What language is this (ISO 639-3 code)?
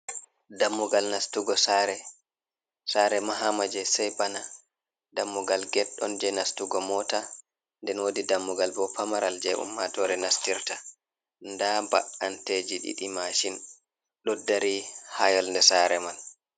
ful